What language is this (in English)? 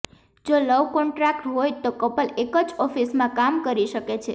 Gujarati